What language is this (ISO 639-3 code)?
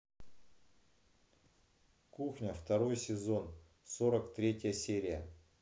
rus